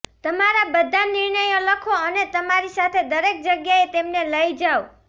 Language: Gujarati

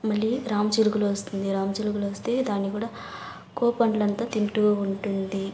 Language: Telugu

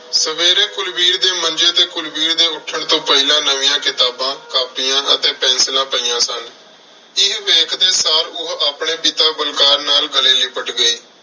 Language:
Punjabi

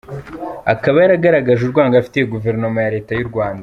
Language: Kinyarwanda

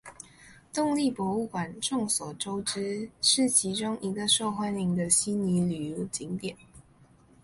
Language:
Chinese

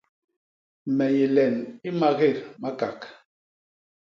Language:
Basaa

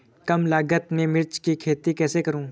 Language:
Hindi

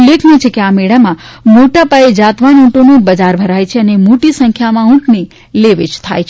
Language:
Gujarati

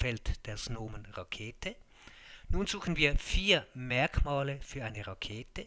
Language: German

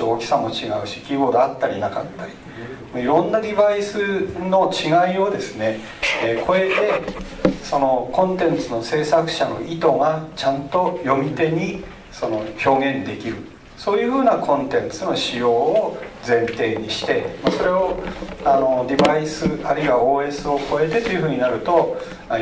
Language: Japanese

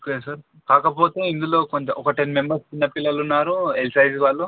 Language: Telugu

